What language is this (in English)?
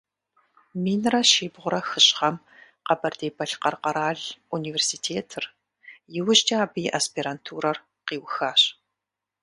Kabardian